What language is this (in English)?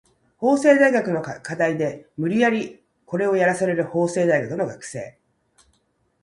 Japanese